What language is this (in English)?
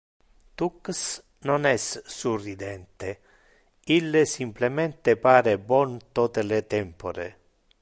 Interlingua